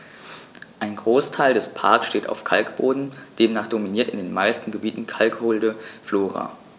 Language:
German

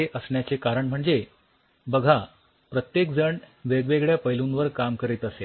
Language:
Marathi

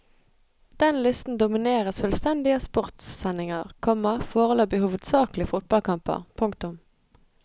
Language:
Norwegian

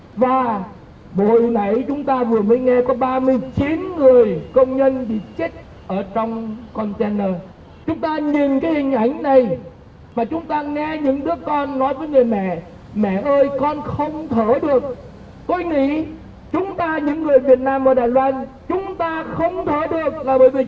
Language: Vietnamese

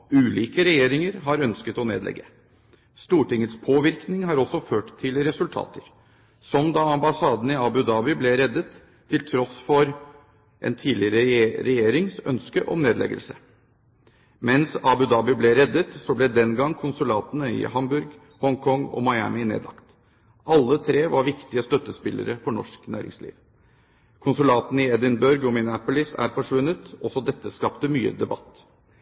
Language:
Norwegian Bokmål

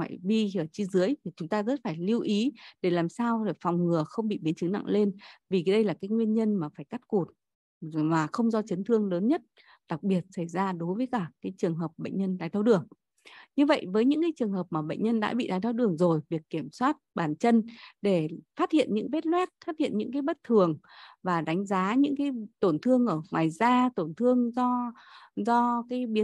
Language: Vietnamese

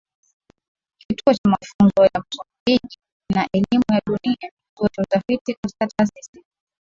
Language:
Swahili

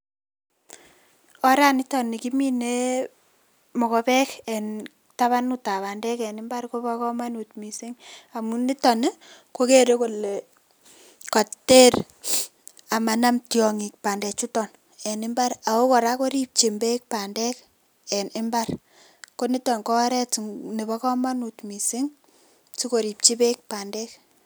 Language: Kalenjin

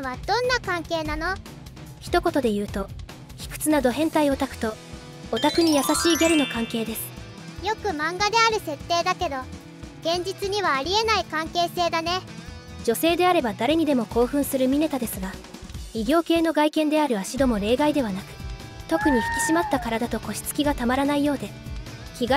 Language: Japanese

